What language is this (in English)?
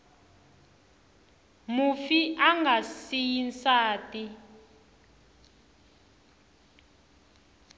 Tsonga